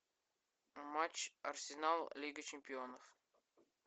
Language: Russian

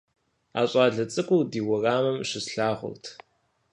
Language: Kabardian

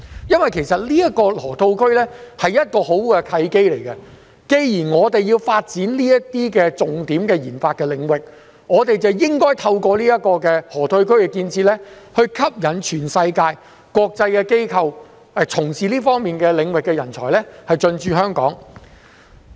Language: Cantonese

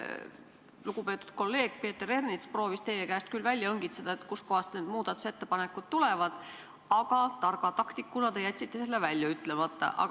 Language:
Estonian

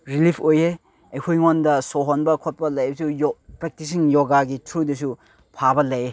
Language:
Manipuri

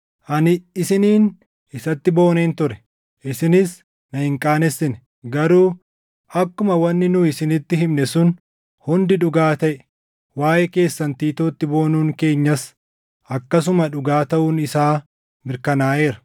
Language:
Oromo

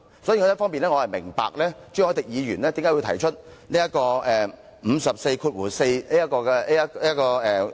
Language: Cantonese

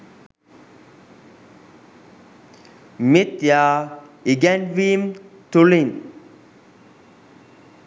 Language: Sinhala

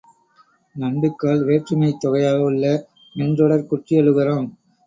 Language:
Tamil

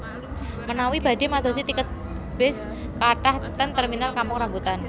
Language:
Javanese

